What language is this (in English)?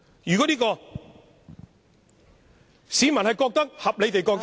Cantonese